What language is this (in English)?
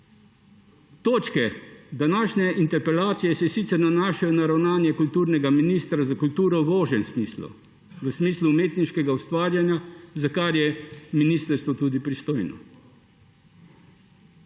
Slovenian